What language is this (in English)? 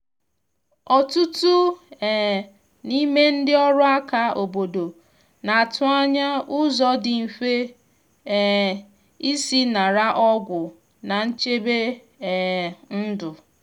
Igbo